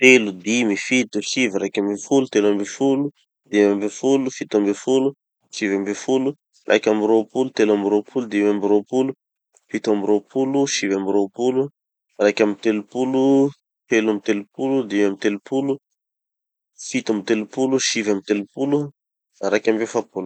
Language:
Tanosy Malagasy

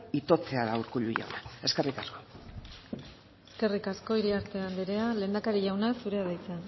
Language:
Basque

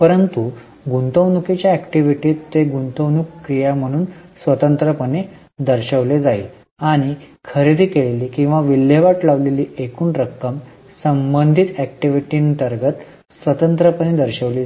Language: Marathi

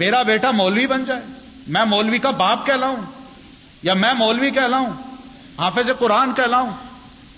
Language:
Urdu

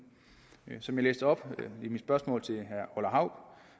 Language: Danish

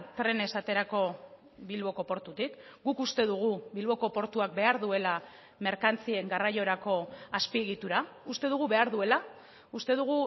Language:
Basque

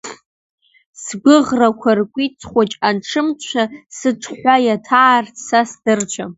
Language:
Abkhazian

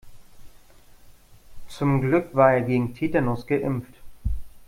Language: German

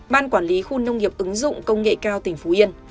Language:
Vietnamese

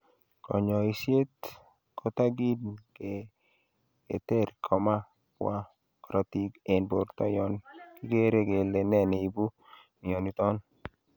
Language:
Kalenjin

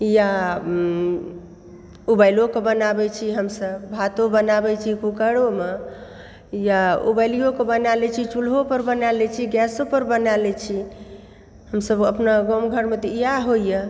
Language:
Maithili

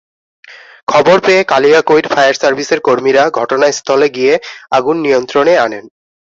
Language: Bangla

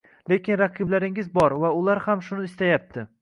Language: Uzbek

